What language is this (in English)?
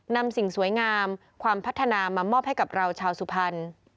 Thai